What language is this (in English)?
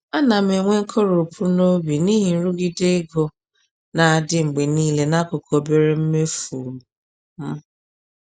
Igbo